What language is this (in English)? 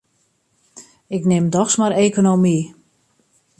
Western Frisian